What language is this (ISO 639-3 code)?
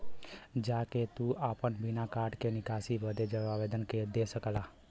bho